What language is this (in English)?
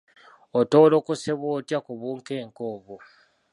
Ganda